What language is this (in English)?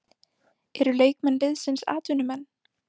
Icelandic